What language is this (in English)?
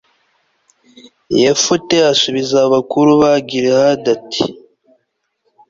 Kinyarwanda